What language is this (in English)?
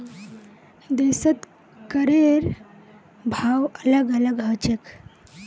Magahi